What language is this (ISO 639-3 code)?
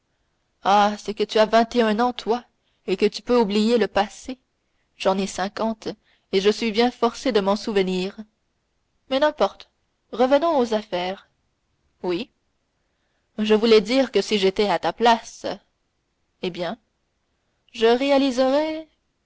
fra